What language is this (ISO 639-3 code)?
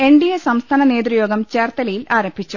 mal